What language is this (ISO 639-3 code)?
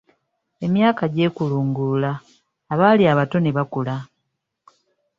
lug